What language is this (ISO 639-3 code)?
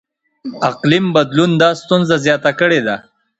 pus